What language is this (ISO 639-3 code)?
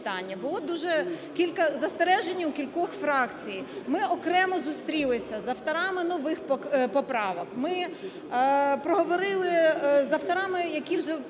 ukr